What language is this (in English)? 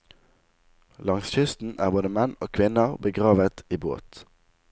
Norwegian